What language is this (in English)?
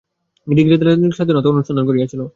Bangla